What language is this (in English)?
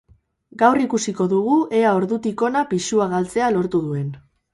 Basque